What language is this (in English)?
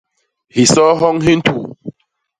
Basaa